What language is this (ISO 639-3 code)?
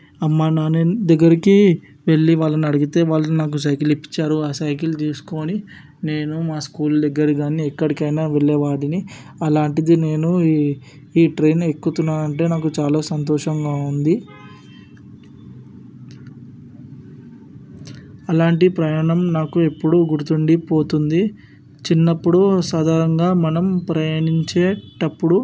tel